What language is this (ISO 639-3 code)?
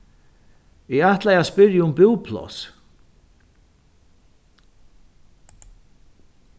fao